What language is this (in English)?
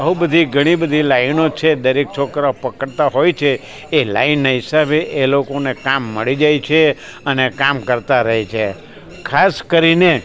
Gujarati